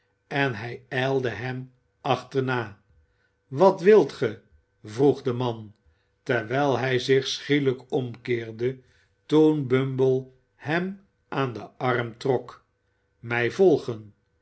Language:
Dutch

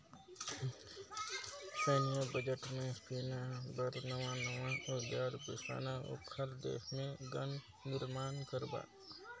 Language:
Chhattisgarhi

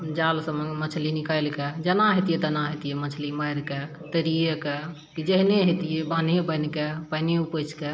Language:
Maithili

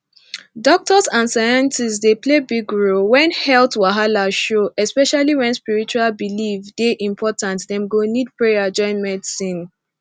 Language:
Nigerian Pidgin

